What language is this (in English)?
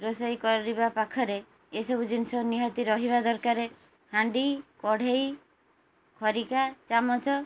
Odia